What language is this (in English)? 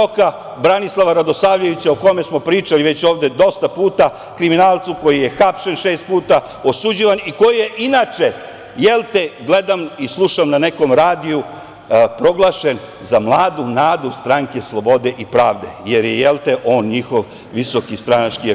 Serbian